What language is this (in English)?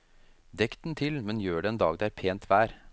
Norwegian